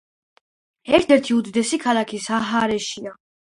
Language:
Georgian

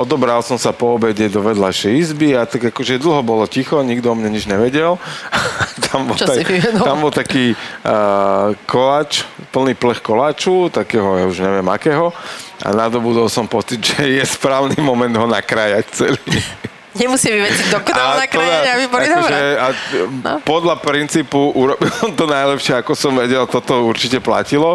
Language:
Slovak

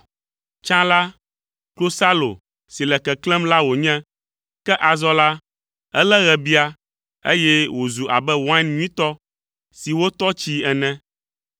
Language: Ewe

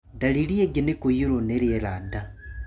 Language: Kikuyu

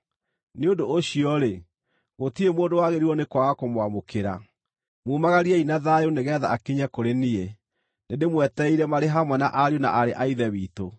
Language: Kikuyu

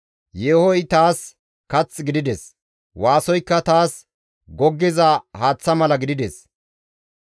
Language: Gamo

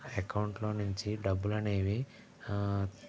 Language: Telugu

